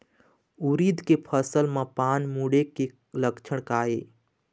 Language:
Chhattisgarhi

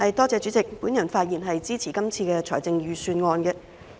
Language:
Cantonese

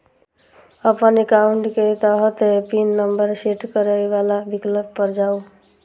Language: Maithili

